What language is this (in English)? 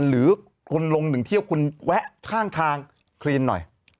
Thai